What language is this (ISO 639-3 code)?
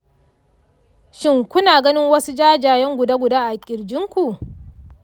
hau